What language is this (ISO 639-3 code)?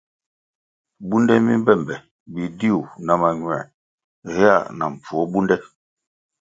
nmg